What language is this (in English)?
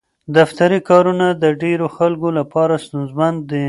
Pashto